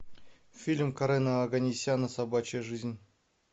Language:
Russian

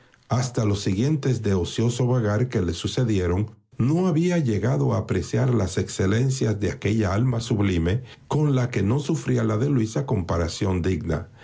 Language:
Spanish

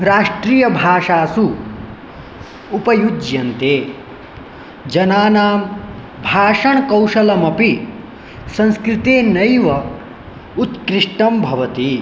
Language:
Sanskrit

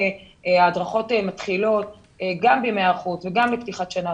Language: Hebrew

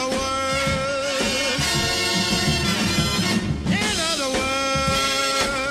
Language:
Turkish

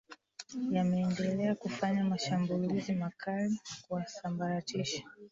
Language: Swahili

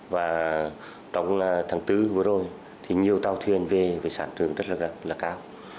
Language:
Vietnamese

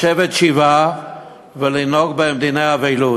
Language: Hebrew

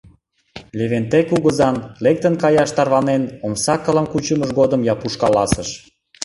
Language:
Mari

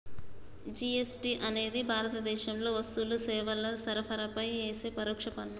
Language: Telugu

